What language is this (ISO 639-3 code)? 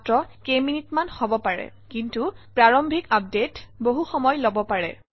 asm